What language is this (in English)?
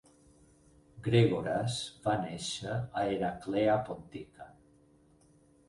Catalan